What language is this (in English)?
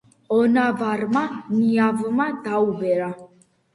Georgian